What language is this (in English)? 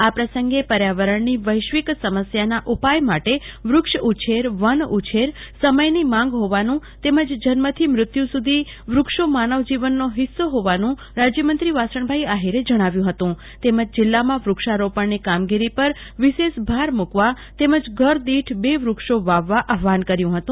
Gujarati